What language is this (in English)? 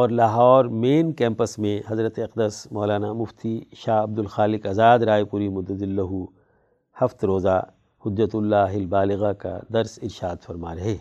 Urdu